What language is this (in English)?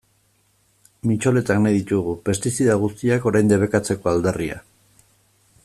Basque